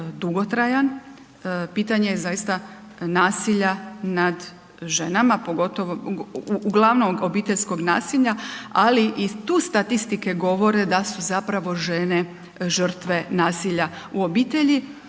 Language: Croatian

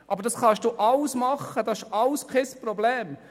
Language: Swiss German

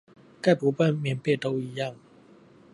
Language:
Chinese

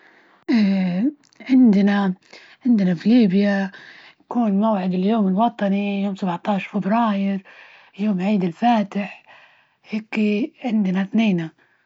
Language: Libyan Arabic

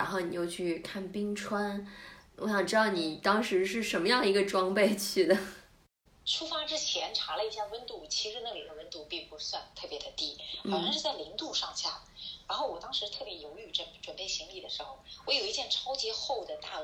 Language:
Chinese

